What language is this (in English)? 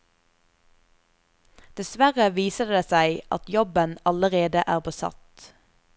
Norwegian